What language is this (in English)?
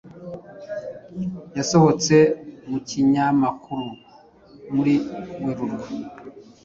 Kinyarwanda